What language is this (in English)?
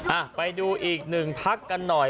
Thai